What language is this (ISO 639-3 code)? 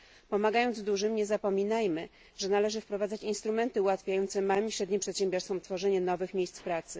pol